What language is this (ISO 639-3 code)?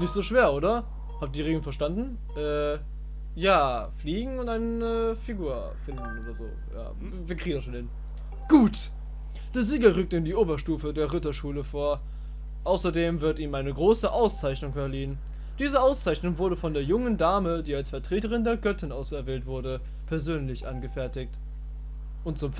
deu